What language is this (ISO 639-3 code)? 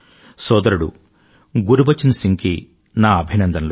tel